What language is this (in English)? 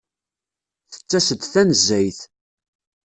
Kabyle